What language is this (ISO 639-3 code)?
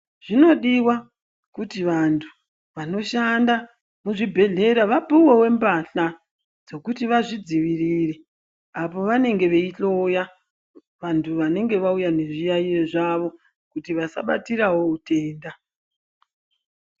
ndc